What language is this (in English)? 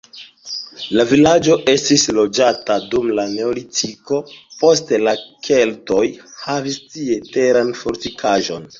Esperanto